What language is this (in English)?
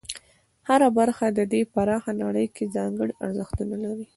Pashto